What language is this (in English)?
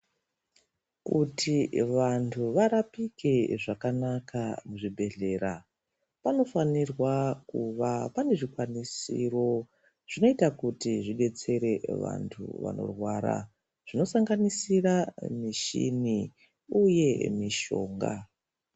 Ndau